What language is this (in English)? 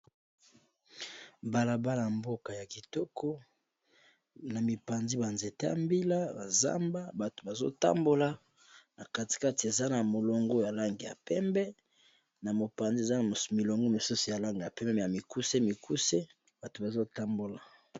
Lingala